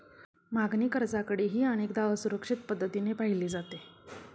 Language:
Marathi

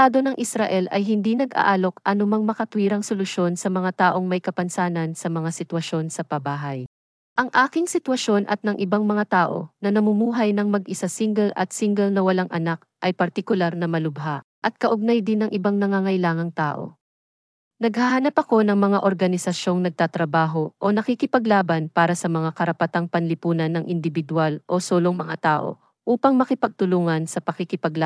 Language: Filipino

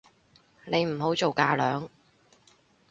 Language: Cantonese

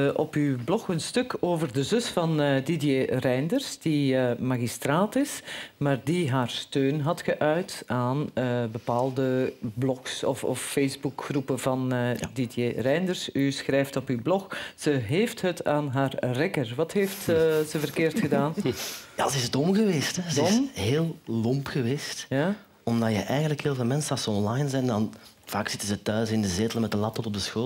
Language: Dutch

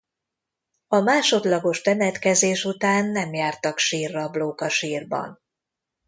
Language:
Hungarian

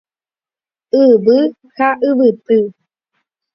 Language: Guarani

